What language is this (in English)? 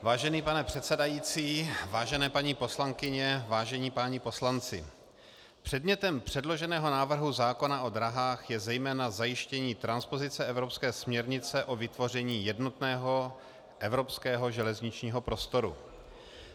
Czech